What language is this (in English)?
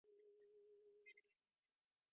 Divehi